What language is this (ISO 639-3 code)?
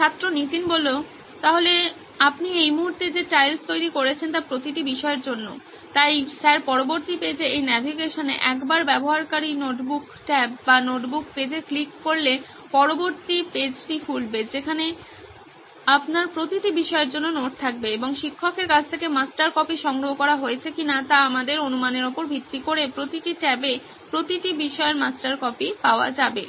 ben